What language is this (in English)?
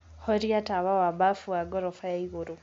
Kikuyu